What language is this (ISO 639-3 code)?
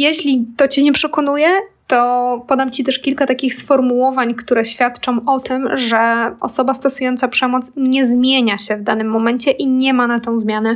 pol